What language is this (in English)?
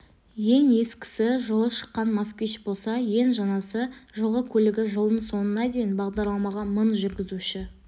Kazakh